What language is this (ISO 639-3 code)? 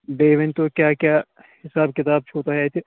kas